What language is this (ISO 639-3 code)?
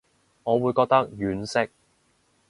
yue